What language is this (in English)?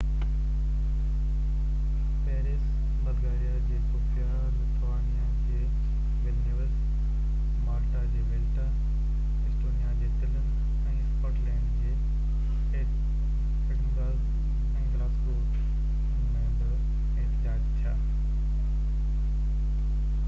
Sindhi